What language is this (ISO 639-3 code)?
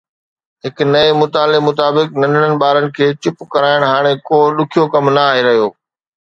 snd